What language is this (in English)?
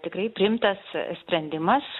Lithuanian